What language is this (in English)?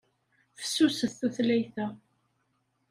Kabyle